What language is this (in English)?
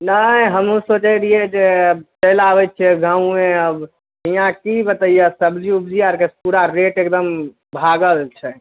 Maithili